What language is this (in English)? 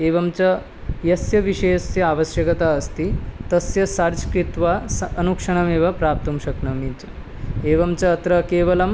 Sanskrit